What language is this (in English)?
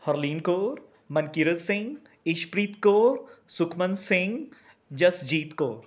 Punjabi